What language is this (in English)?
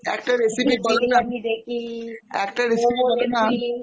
Bangla